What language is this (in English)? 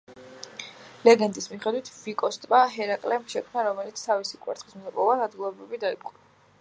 Georgian